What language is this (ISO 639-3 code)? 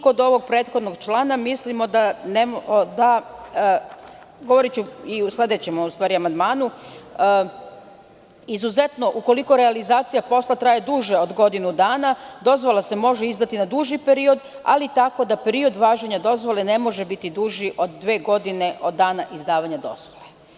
srp